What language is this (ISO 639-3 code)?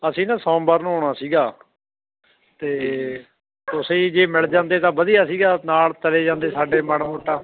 pan